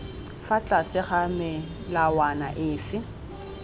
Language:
Tswana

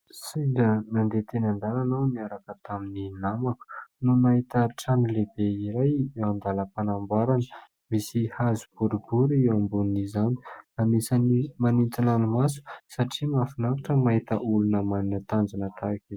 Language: Malagasy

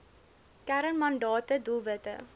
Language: Afrikaans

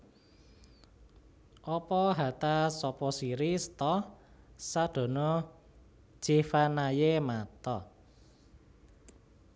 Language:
Javanese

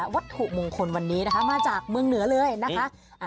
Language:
Thai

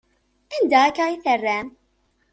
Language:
Kabyle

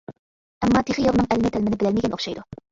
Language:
Uyghur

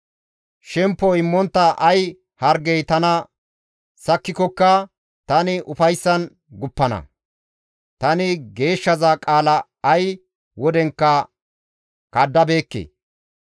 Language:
Gamo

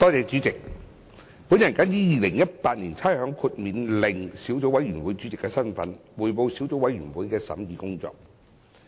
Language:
Cantonese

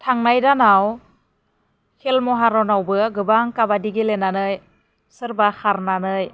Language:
Bodo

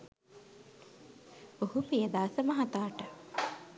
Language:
Sinhala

